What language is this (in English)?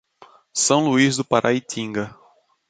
Portuguese